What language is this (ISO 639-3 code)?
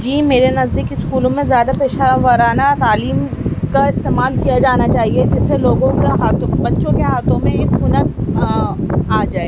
urd